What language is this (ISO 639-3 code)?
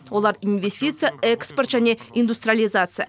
kaz